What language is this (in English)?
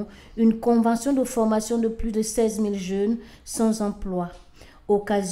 French